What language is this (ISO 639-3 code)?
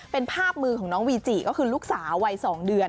tha